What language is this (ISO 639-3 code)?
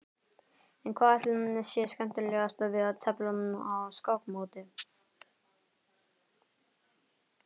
isl